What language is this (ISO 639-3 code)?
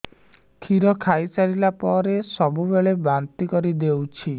ori